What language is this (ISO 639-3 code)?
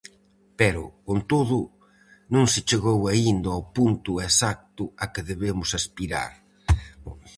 glg